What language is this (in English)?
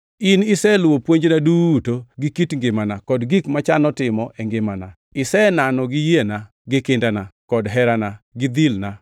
Luo (Kenya and Tanzania)